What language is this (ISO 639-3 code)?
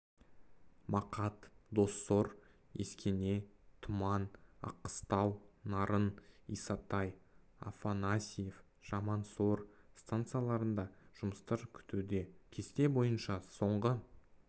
kaz